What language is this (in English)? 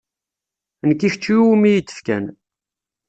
Kabyle